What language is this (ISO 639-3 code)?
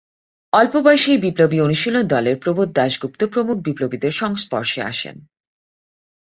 ben